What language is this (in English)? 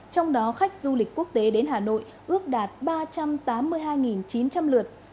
Vietnamese